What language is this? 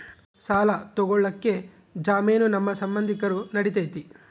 Kannada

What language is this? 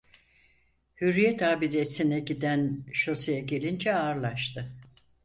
Turkish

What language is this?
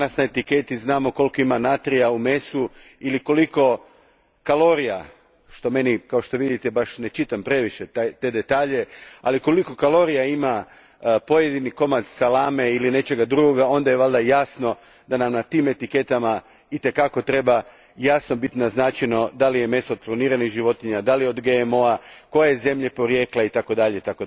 Croatian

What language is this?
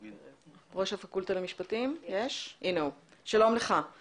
Hebrew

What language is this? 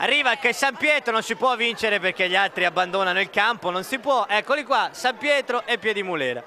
Italian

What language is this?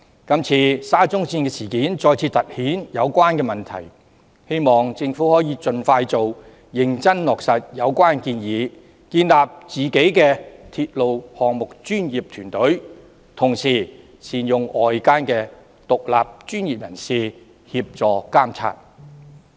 Cantonese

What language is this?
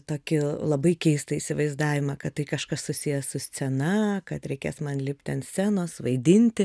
Lithuanian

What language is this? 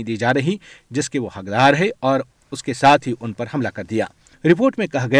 Urdu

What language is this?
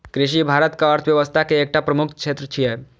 Maithili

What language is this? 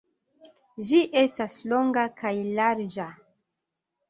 Esperanto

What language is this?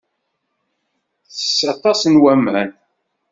Kabyle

